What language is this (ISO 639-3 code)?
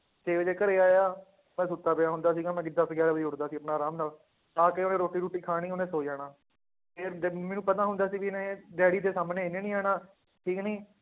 pan